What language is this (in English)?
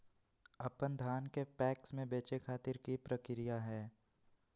Magahi